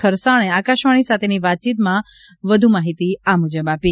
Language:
Gujarati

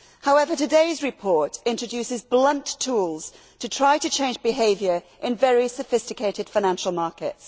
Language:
English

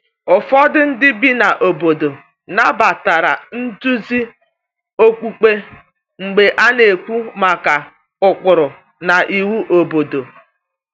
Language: Igbo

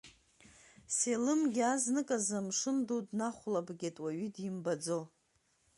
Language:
Abkhazian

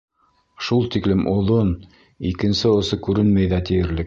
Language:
Bashkir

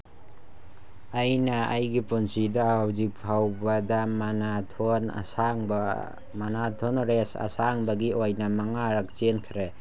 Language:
Manipuri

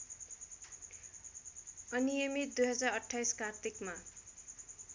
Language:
Nepali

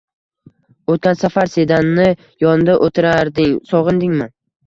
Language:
Uzbek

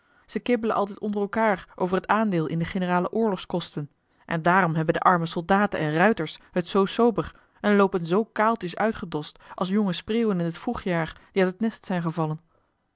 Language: Dutch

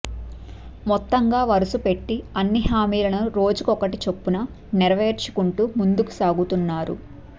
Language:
Telugu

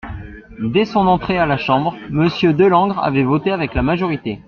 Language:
French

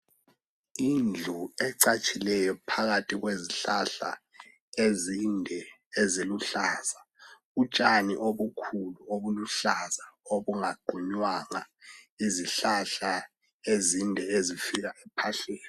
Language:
North Ndebele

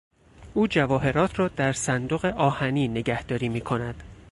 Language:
Persian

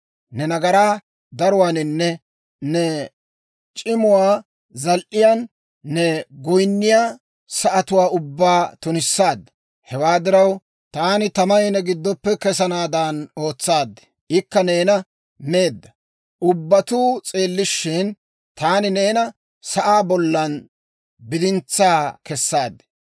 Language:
Dawro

